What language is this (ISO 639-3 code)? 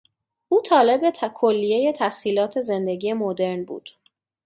fas